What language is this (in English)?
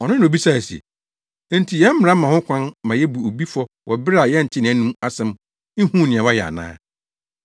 Akan